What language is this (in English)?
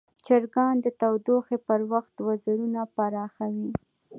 Pashto